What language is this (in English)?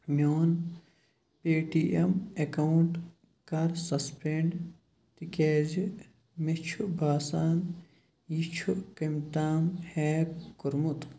Kashmiri